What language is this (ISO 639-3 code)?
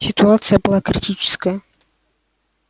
rus